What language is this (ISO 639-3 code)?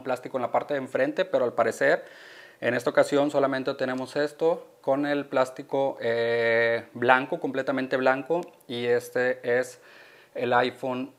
spa